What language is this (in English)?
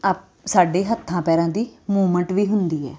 Punjabi